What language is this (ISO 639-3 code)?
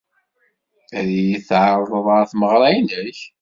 kab